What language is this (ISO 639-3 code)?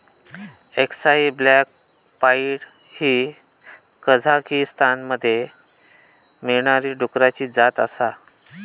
mar